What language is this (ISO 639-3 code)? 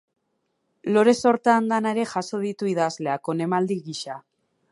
eus